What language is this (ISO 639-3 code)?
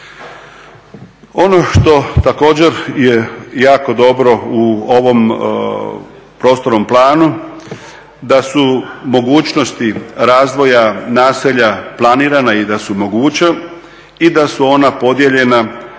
hrv